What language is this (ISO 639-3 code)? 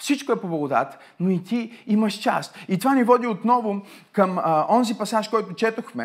bul